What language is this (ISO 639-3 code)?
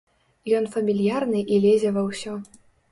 bel